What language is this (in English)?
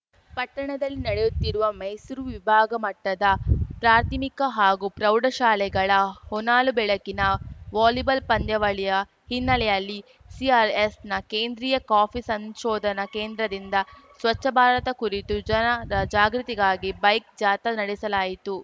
Kannada